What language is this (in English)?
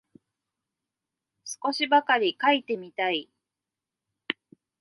Japanese